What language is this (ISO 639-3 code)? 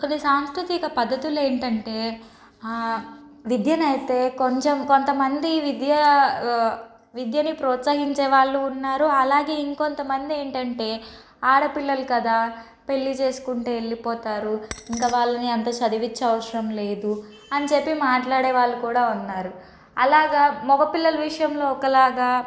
tel